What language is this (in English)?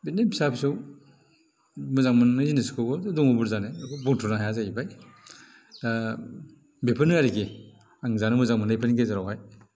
Bodo